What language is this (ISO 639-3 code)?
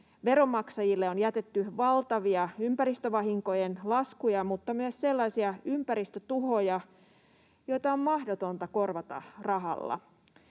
fin